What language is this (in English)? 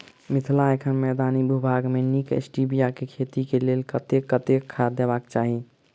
Maithili